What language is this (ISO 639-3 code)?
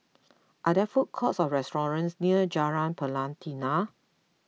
eng